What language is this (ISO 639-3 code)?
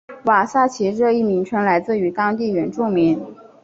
zho